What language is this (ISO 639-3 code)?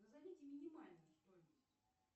rus